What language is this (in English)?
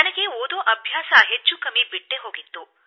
Kannada